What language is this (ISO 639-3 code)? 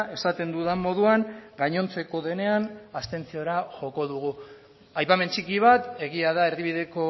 eus